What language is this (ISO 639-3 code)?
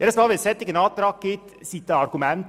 gsw